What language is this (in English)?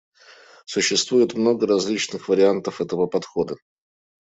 Russian